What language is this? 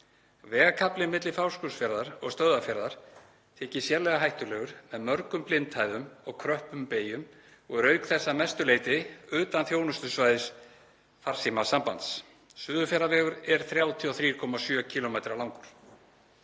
Icelandic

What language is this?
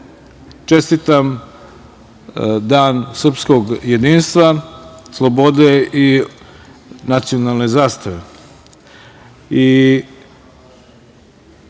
Serbian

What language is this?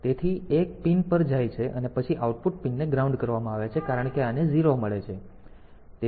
Gujarati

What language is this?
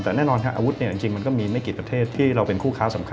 Thai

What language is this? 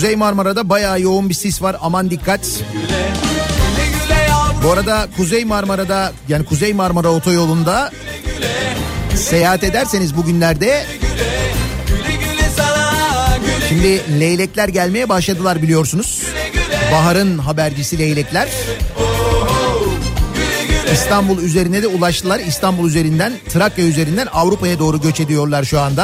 Turkish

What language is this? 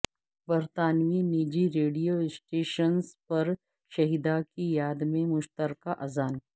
Urdu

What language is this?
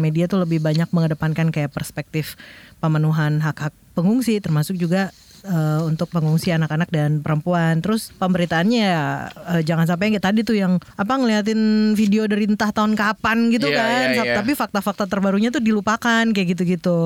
Indonesian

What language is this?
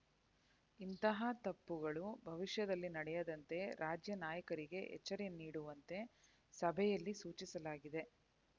Kannada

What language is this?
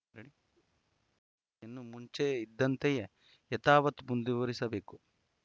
Kannada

